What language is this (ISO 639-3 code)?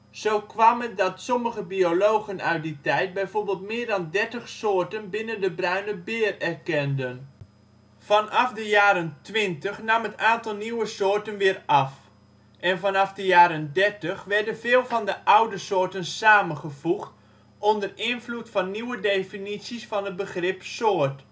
nld